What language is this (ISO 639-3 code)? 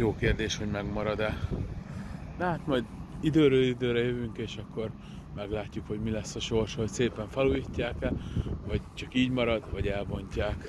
hun